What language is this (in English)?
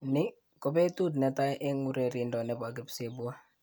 Kalenjin